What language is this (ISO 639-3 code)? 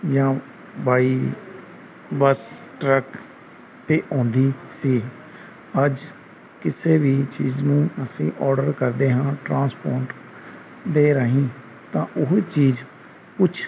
pan